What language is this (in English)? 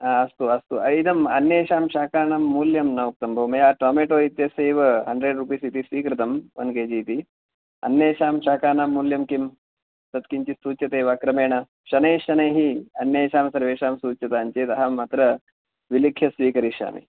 Sanskrit